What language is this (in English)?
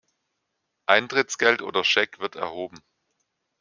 German